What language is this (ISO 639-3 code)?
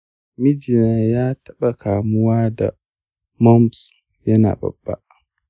hau